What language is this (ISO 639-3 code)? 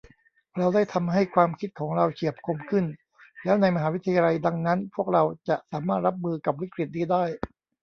tha